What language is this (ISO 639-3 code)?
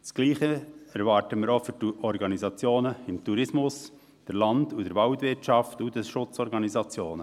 gsw